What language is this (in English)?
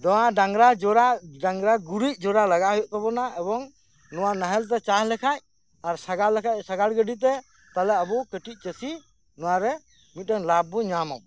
Santali